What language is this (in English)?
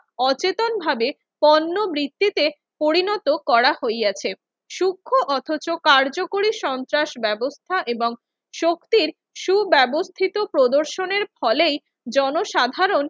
Bangla